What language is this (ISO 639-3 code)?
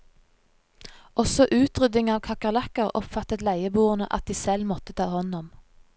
nor